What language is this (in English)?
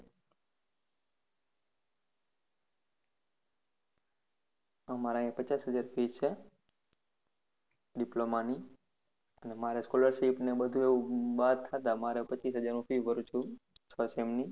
Gujarati